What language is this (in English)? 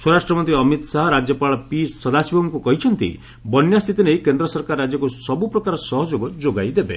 Odia